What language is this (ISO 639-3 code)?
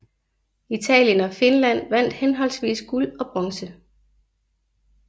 dan